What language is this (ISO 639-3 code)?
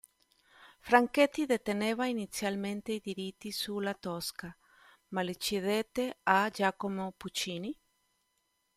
ita